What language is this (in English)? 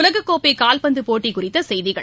Tamil